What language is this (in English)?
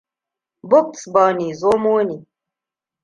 Hausa